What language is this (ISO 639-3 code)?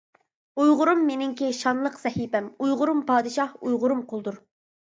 uig